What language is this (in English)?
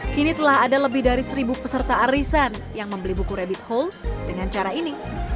Indonesian